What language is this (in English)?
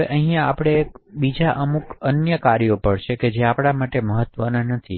Gujarati